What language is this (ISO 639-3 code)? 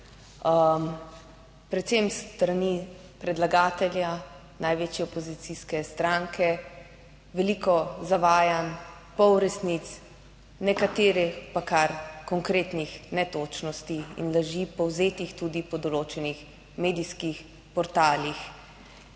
slv